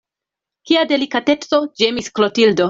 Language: Esperanto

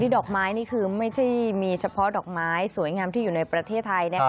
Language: Thai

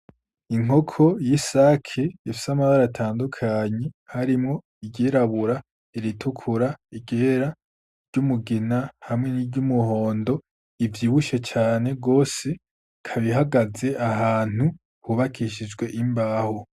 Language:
Rundi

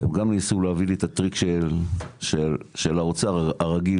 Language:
Hebrew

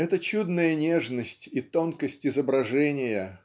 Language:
Russian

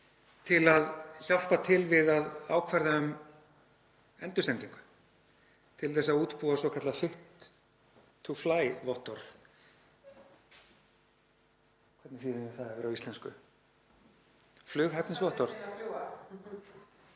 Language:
Icelandic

